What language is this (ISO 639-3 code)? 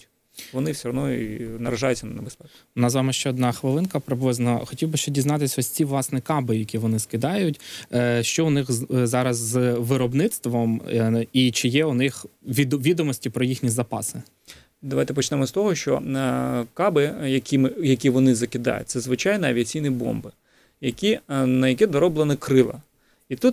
ukr